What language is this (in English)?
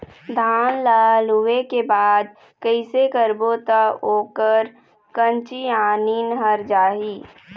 Chhattisgarhi